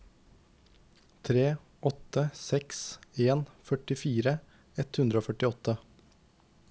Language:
Norwegian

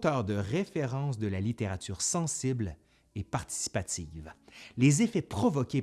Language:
French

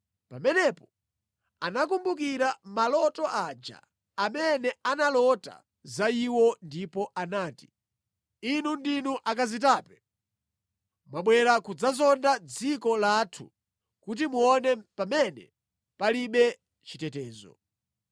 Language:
Nyanja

